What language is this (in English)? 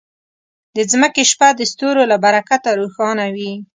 Pashto